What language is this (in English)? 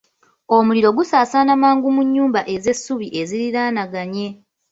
Ganda